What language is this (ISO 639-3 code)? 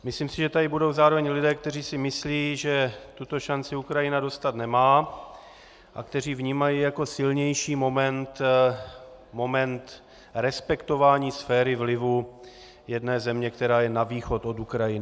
ces